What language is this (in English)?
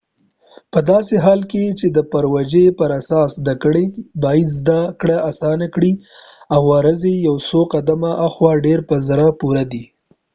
Pashto